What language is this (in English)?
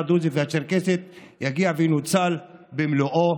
Hebrew